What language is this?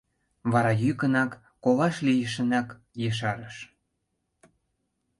Mari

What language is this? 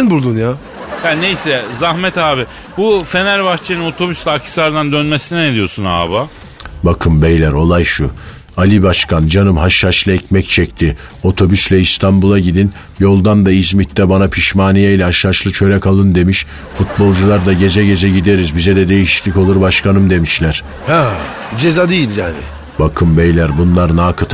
Turkish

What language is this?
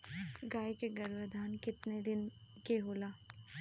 Bhojpuri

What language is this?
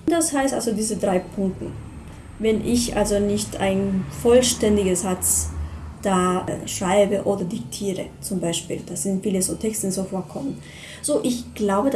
German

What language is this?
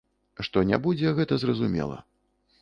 Belarusian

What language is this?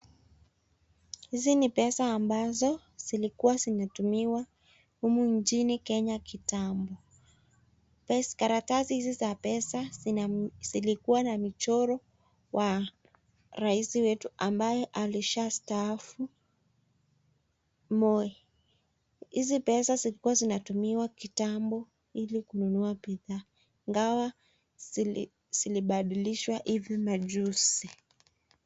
Swahili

